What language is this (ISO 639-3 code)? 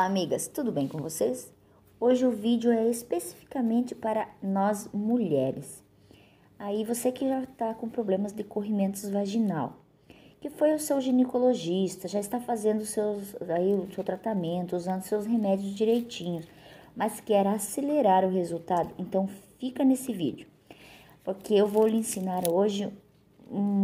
por